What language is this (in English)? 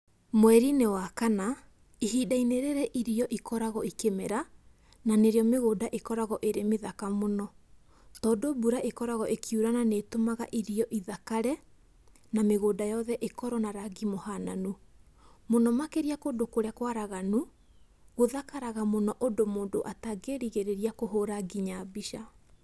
Kikuyu